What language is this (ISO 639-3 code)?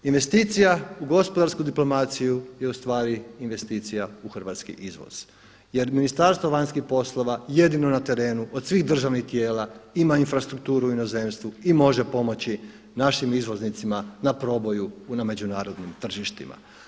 hrv